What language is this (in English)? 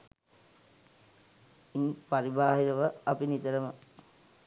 Sinhala